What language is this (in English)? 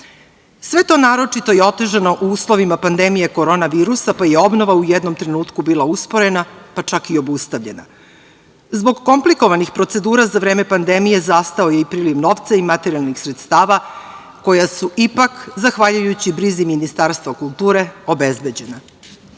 Serbian